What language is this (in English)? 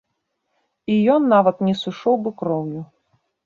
Belarusian